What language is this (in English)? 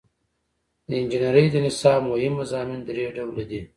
Pashto